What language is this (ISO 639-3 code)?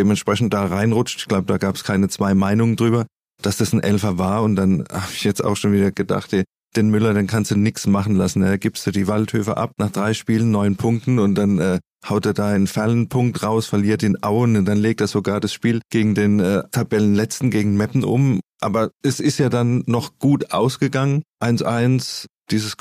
deu